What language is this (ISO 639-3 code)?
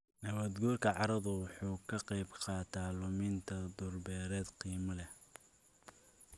som